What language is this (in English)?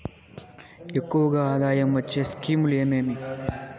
Telugu